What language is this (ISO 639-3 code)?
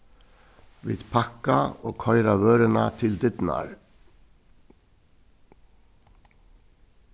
fao